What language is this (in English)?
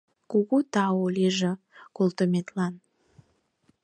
Mari